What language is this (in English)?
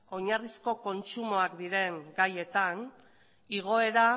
Basque